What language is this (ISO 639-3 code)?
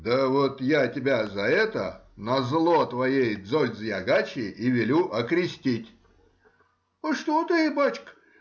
rus